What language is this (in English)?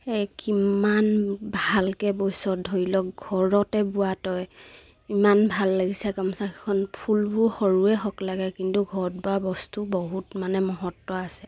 Assamese